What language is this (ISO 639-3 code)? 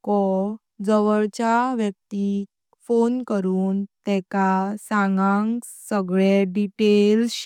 kok